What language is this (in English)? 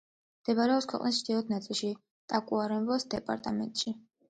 Georgian